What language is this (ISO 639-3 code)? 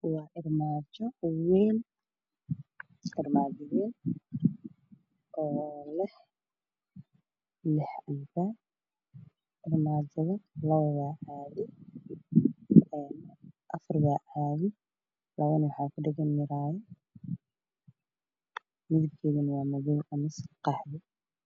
som